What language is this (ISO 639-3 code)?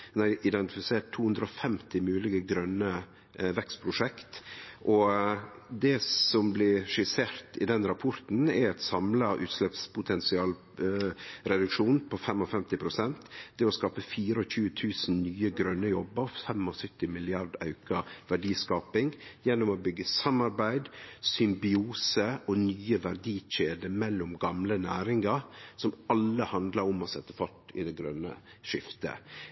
nno